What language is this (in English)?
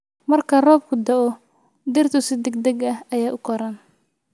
Somali